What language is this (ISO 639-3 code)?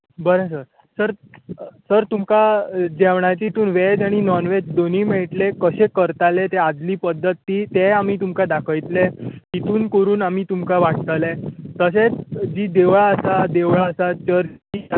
kok